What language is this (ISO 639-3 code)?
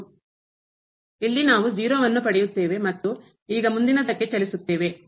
kan